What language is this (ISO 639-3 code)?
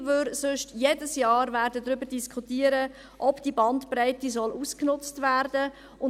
gsw